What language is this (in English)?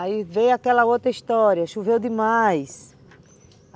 Portuguese